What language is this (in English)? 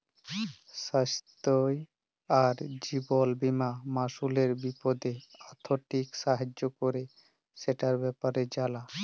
Bangla